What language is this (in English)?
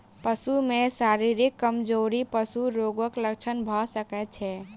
Maithili